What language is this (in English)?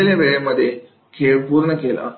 Marathi